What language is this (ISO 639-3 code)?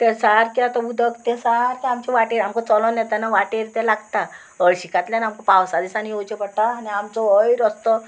kok